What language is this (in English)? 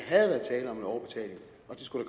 Danish